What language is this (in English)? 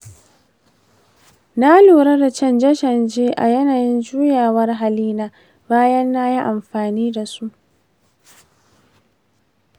Hausa